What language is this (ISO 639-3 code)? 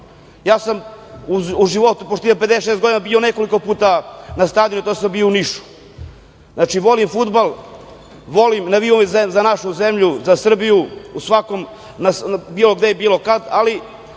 srp